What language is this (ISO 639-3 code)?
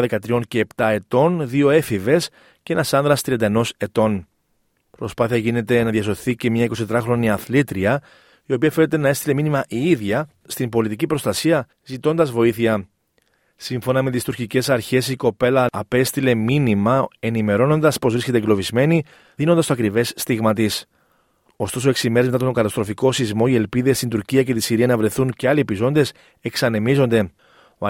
ell